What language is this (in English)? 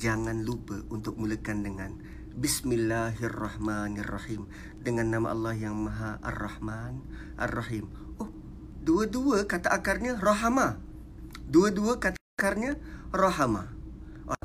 Malay